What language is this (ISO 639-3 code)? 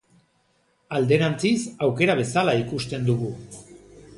eus